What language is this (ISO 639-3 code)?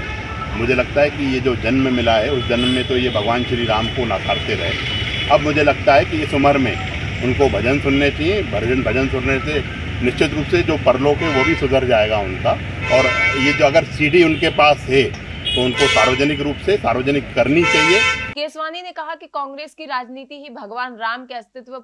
hin